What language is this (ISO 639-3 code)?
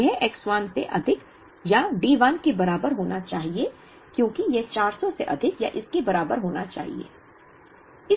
hin